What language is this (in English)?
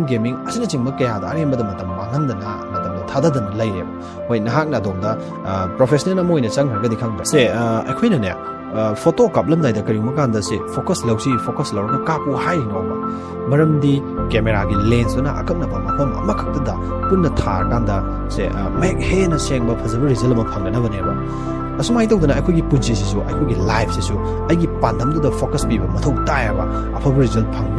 Hindi